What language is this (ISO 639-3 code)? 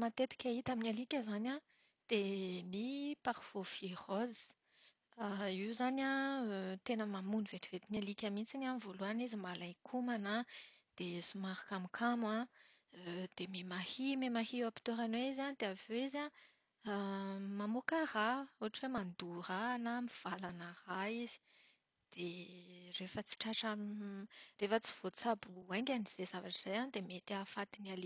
mlg